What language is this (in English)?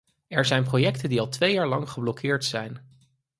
Dutch